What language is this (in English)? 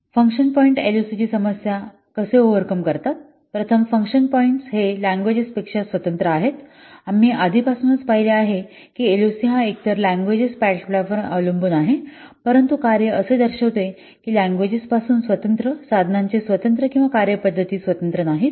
Marathi